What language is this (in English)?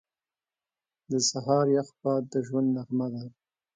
Pashto